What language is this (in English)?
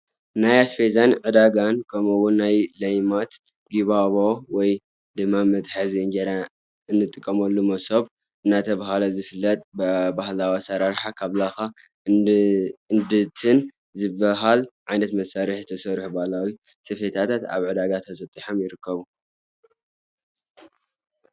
Tigrinya